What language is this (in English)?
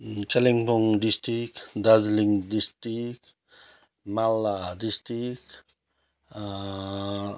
Nepali